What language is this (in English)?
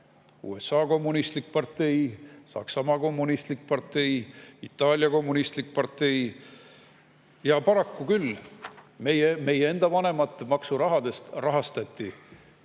Estonian